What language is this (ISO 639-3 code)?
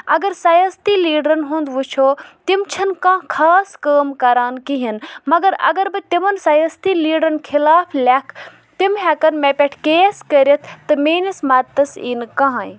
kas